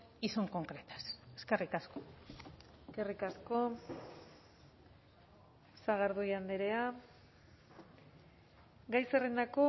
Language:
Basque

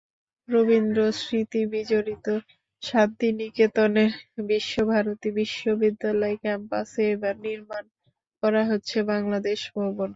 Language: Bangla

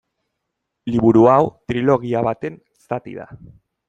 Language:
Basque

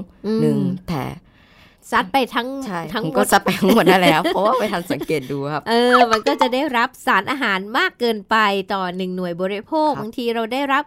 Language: Thai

